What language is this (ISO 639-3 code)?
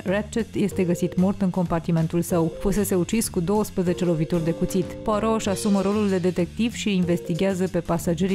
ron